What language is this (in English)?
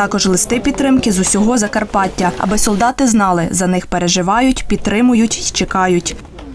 Ukrainian